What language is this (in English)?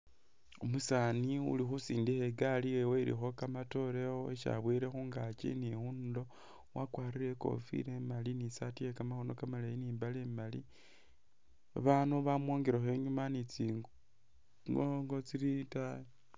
Masaaba